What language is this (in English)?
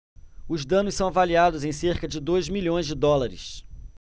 Portuguese